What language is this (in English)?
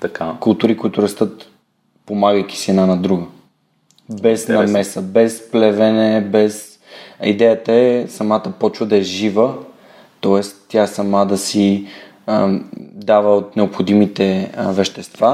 Bulgarian